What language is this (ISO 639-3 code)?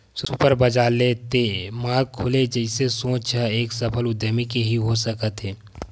hne